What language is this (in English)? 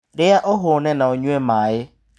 Kikuyu